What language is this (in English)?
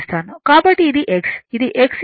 Telugu